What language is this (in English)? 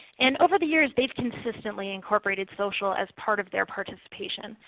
English